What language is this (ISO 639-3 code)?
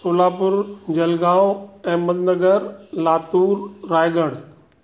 snd